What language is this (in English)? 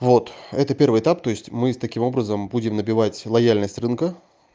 Russian